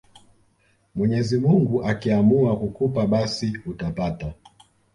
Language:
Swahili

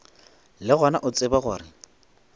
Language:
Northern Sotho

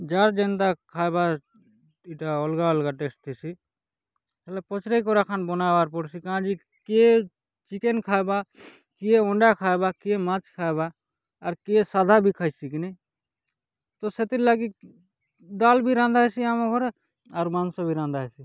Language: Odia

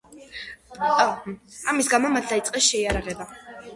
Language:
Georgian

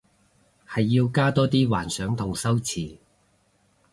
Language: Cantonese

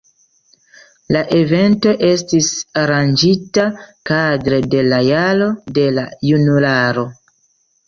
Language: Esperanto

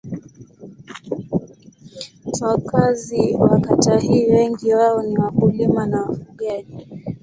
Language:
Swahili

